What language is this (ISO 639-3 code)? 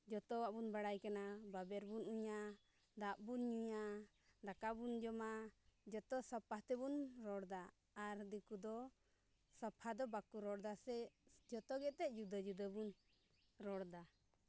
sat